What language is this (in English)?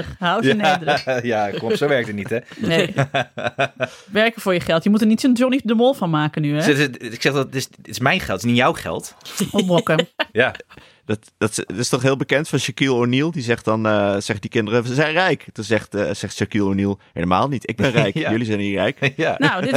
Dutch